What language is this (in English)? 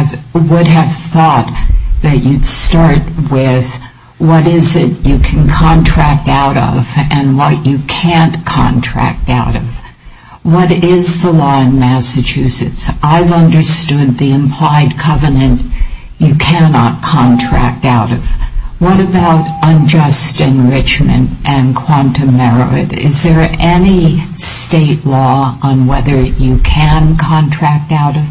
English